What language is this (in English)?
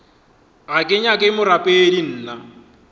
Northern Sotho